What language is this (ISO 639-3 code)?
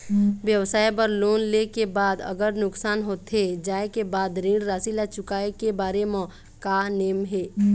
hne